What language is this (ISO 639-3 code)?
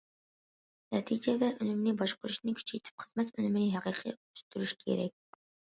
uig